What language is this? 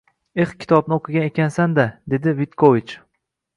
Uzbek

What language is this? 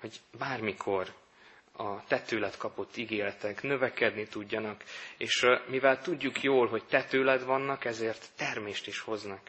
Hungarian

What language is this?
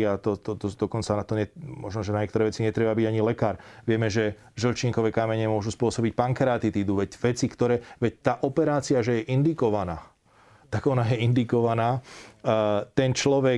Slovak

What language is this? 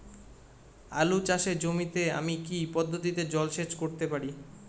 Bangla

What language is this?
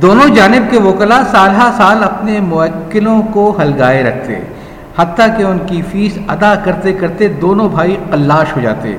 Urdu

